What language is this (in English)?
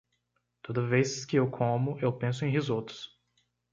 Portuguese